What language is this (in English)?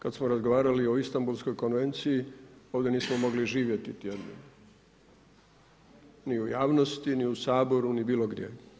Croatian